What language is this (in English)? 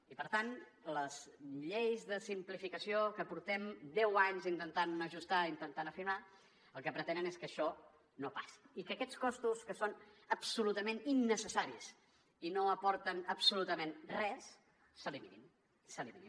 Catalan